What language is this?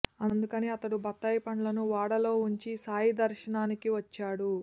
Telugu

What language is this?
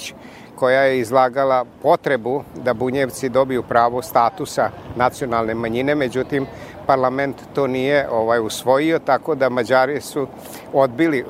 Croatian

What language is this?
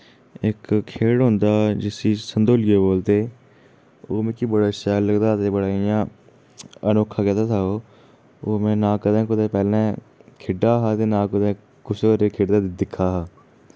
Dogri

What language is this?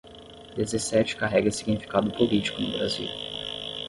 Portuguese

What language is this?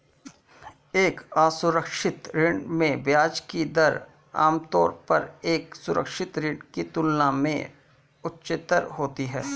Hindi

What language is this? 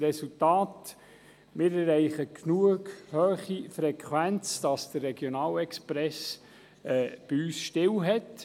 Swiss German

